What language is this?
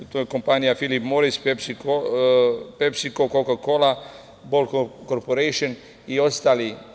Serbian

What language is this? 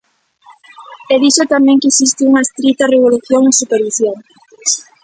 Galician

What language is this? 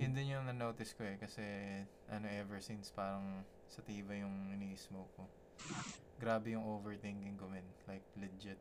Filipino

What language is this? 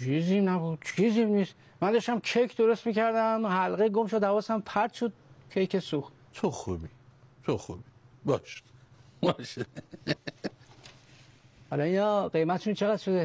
Persian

